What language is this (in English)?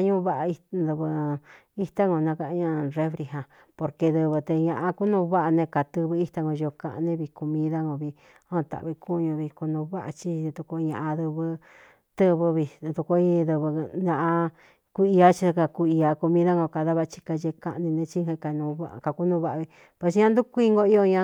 Cuyamecalco Mixtec